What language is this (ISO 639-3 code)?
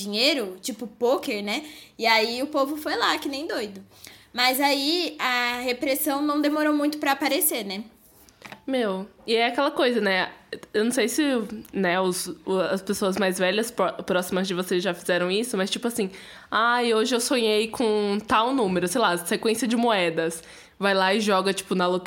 por